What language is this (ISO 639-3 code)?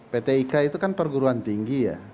ind